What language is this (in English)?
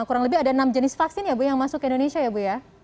Indonesian